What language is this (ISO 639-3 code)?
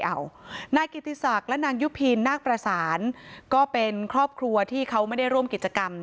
tha